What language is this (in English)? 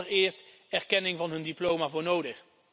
Dutch